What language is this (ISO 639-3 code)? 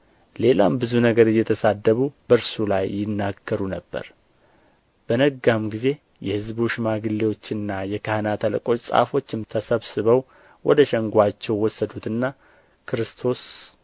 amh